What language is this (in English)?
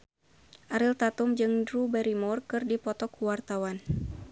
Sundanese